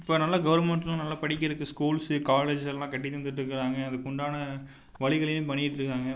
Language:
Tamil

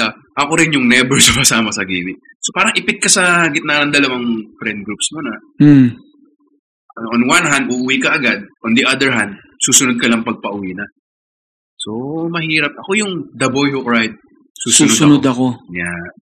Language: Filipino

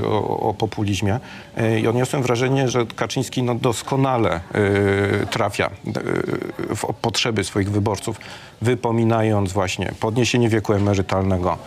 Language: Polish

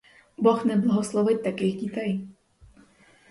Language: Ukrainian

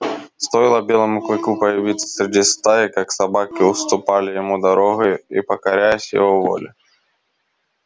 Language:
Russian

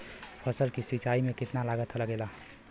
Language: Bhojpuri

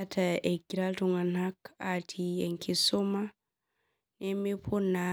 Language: Masai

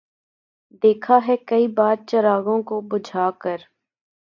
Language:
Urdu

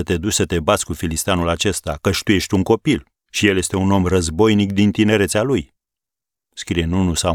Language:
Romanian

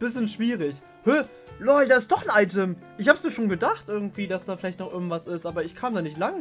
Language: German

